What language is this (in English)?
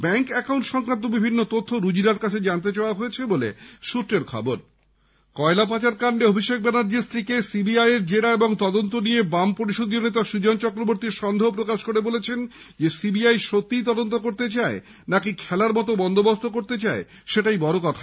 Bangla